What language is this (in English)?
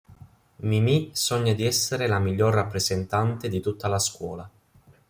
Italian